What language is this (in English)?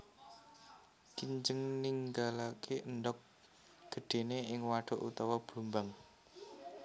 Javanese